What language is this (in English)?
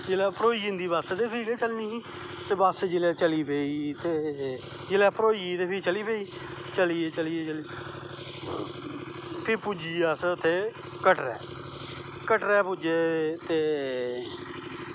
Dogri